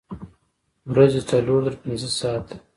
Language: Pashto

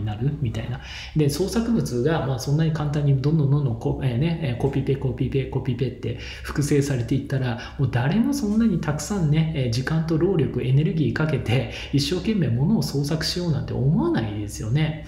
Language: Japanese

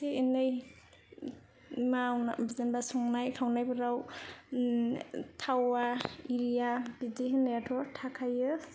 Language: Bodo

